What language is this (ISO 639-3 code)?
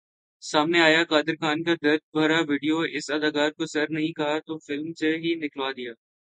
urd